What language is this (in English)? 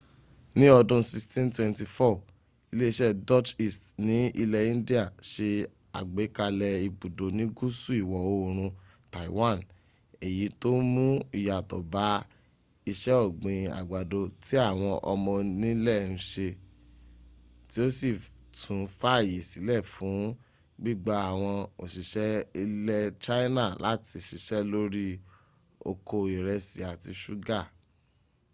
Yoruba